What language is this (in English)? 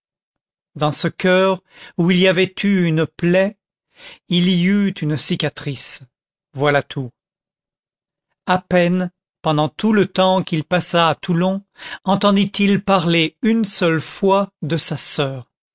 French